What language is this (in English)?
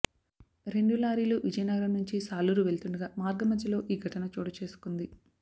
Telugu